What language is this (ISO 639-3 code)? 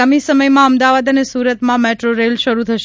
guj